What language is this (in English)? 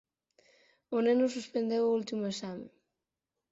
Galician